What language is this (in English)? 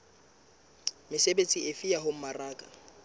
Southern Sotho